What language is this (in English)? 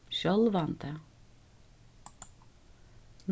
Faroese